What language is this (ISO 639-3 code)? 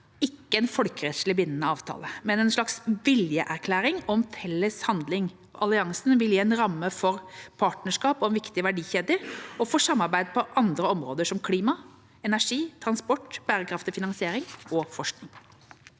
nor